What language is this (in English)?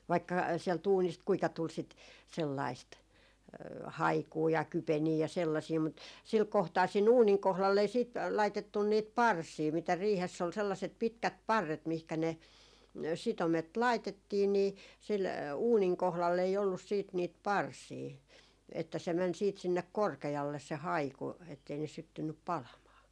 Finnish